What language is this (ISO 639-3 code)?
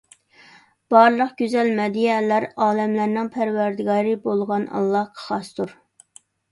uig